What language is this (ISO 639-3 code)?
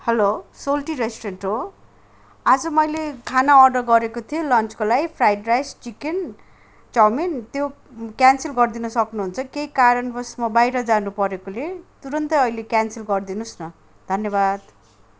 nep